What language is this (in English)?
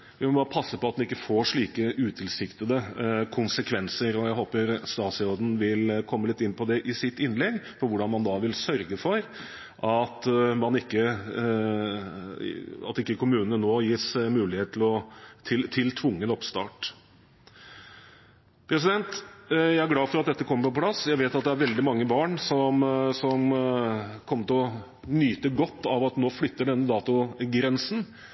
Norwegian Bokmål